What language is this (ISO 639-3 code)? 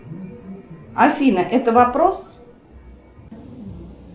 rus